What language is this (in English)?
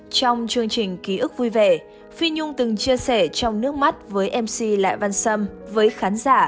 Vietnamese